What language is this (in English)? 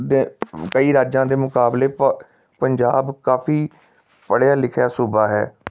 Punjabi